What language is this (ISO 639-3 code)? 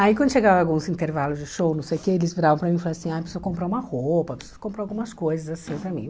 por